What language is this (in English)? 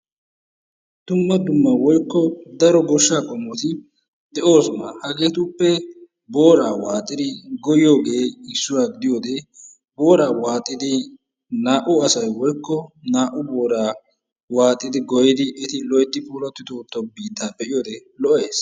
Wolaytta